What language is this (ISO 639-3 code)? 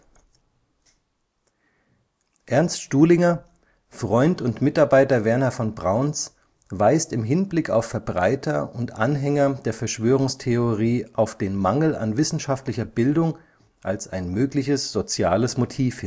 deu